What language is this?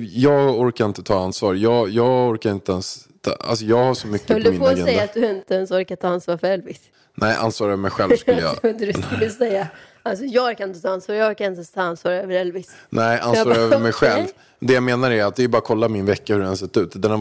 Swedish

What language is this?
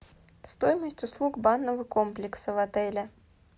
Russian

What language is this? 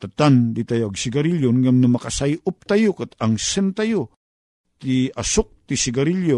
Filipino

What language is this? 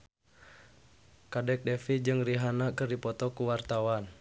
Sundanese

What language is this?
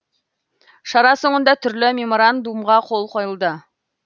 Kazakh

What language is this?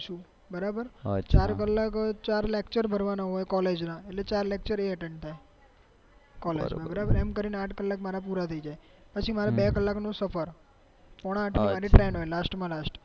Gujarati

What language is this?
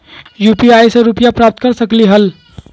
Magahi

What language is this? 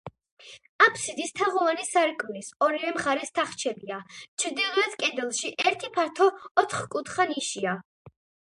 Georgian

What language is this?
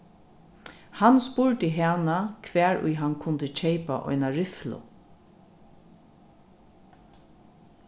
Faroese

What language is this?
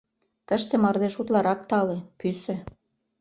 Mari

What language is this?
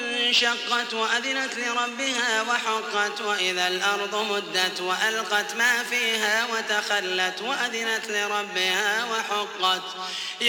Arabic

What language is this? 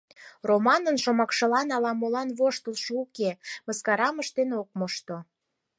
Mari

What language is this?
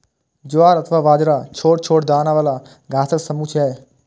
Maithili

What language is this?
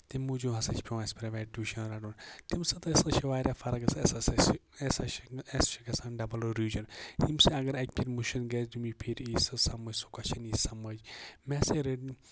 Kashmiri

